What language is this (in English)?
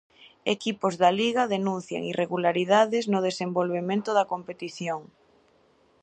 Galician